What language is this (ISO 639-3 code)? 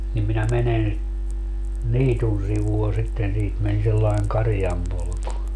fin